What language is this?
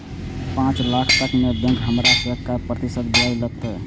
Maithili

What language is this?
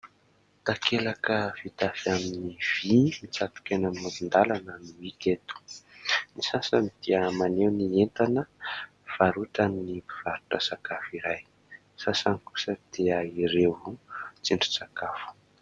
Malagasy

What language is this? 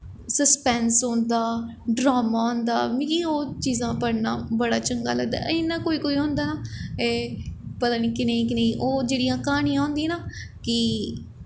Dogri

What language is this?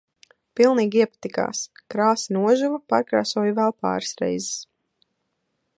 Latvian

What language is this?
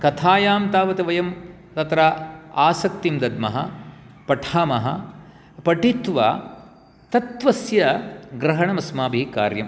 Sanskrit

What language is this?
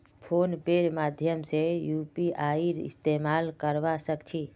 Magahi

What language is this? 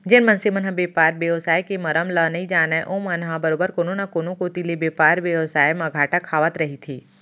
Chhattisgarhi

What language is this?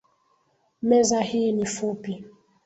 Swahili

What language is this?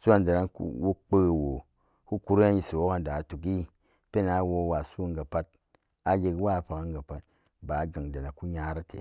Samba Daka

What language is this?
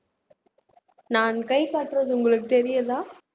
Tamil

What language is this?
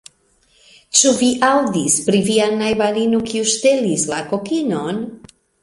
Esperanto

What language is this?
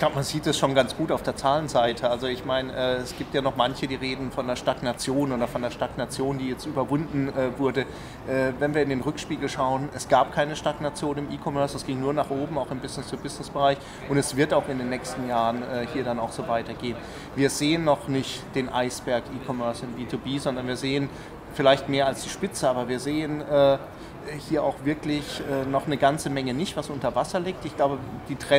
German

